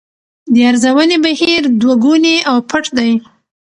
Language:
Pashto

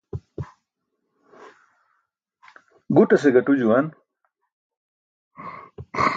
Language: Burushaski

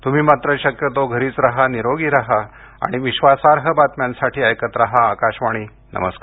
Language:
Marathi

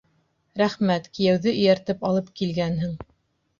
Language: Bashkir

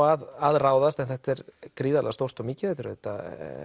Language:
Icelandic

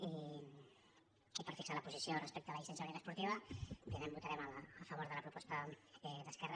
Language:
Catalan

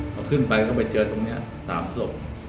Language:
Thai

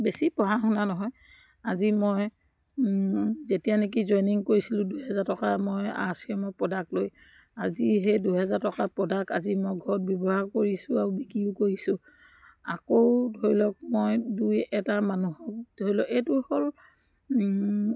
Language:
Assamese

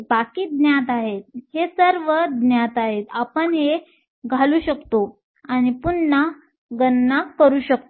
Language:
Marathi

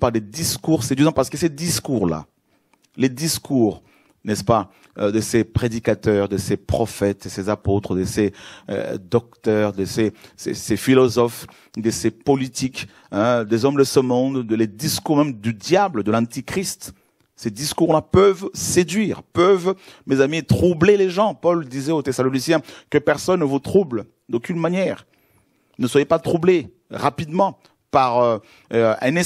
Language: French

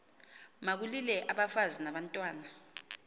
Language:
Xhosa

